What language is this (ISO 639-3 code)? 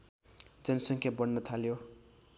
nep